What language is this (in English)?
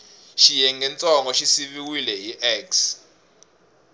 Tsonga